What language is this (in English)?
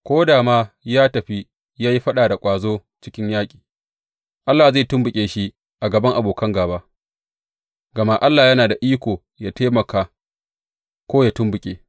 Hausa